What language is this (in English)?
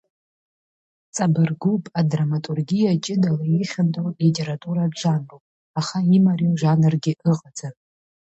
Abkhazian